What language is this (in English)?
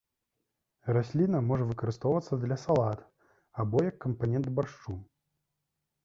Belarusian